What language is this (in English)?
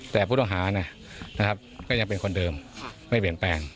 Thai